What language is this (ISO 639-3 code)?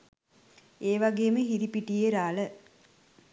sin